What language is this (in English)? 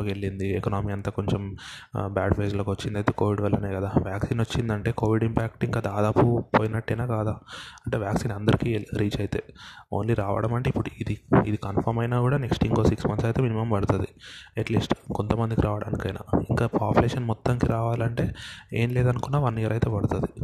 Telugu